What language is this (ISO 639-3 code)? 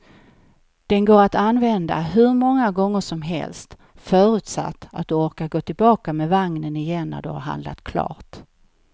swe